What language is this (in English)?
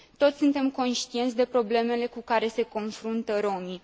Romanian